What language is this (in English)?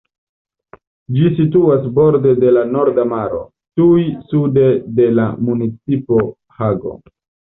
Esperanto